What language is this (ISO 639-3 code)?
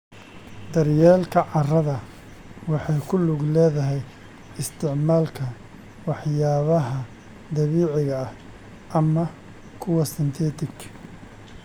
som